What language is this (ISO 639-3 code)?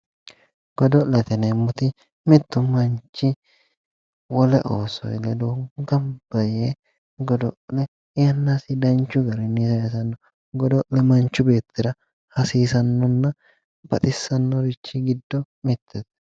sid